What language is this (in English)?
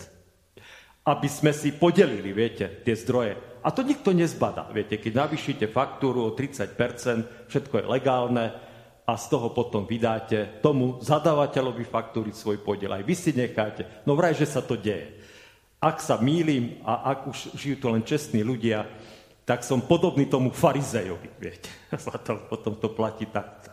Slovak